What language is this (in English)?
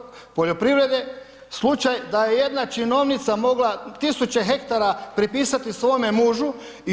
Croatian